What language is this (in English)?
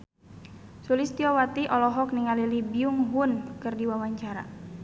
Sundanese